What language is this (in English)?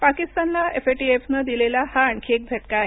Marathi